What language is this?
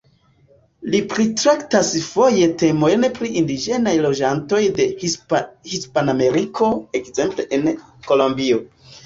Esperanto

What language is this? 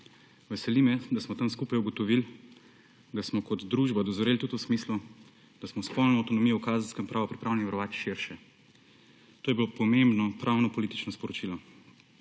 Slovenian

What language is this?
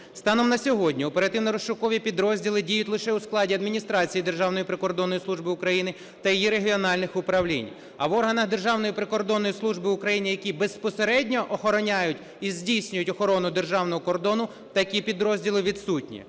Ukrainian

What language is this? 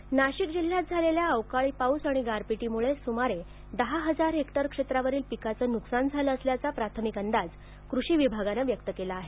Marathi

